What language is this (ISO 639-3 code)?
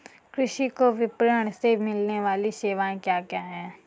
hin